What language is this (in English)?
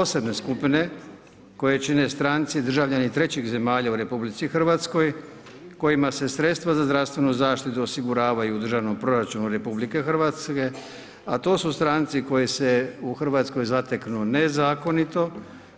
Croatian